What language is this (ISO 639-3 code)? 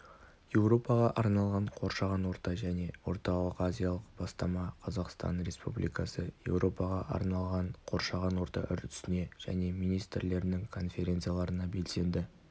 kaz